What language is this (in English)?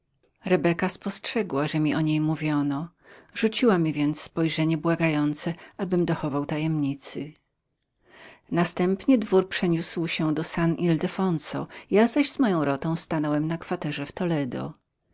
Polish